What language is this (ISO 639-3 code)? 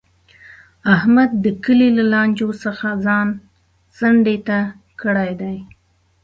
pus